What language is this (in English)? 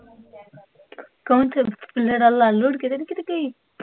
Punjabi